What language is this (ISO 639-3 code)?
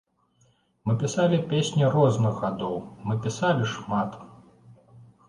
bel